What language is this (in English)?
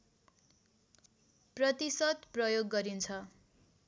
Nepali